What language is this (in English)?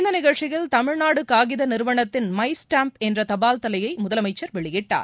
Tamil